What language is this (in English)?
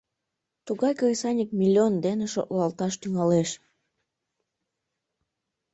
Mari